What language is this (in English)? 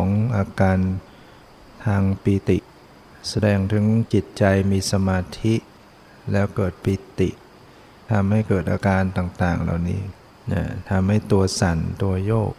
Thai